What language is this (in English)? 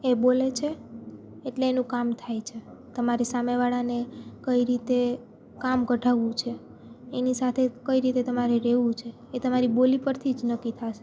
Gujarati